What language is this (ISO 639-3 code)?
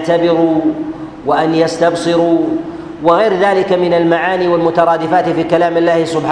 ara